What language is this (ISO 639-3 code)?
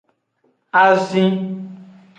ajg